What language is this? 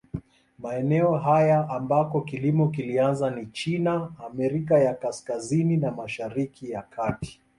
Swahili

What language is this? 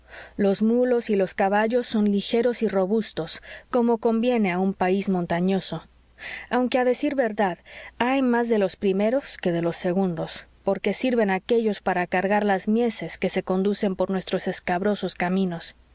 Spanish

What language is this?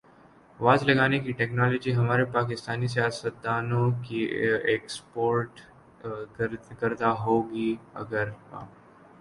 Urdu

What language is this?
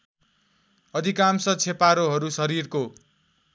Nepali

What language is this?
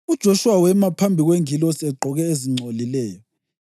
North Ndebele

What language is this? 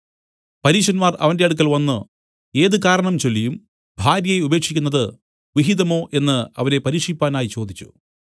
Malayalam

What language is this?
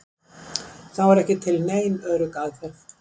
Icelandic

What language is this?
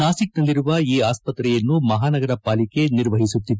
Kannada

